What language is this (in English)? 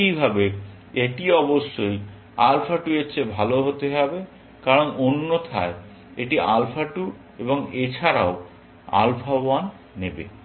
Bangla